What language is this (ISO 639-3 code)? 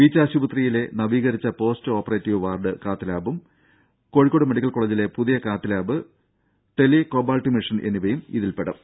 mal